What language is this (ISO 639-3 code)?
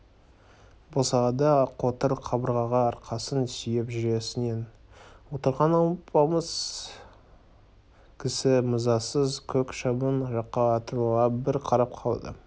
kaz